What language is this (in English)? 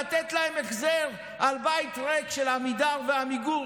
Hebrew